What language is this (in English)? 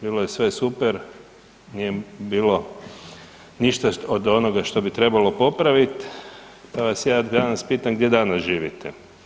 Croatian